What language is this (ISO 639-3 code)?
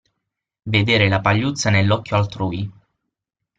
ita